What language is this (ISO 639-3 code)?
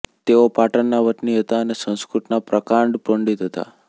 guj